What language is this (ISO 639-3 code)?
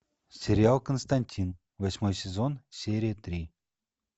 rus